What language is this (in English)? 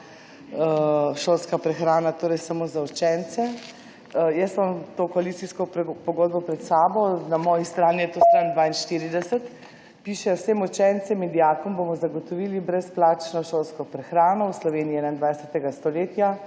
Slovenian